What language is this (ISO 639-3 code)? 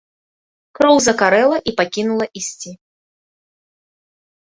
bel